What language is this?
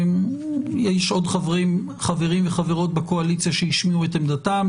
Hebrew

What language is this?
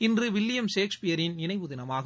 Tamil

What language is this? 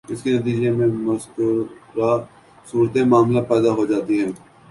Urdu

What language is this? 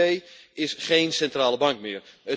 Dutch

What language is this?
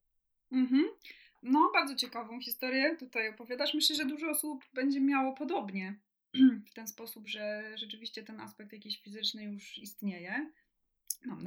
Polish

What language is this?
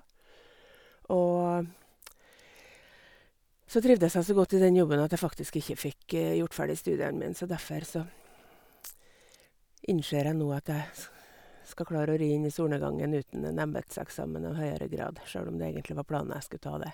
Norwegian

